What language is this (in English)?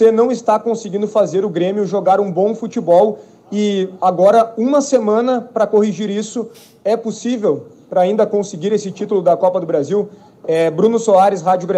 Portuguese